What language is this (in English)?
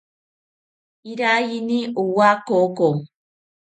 South Ucayali Ashéninka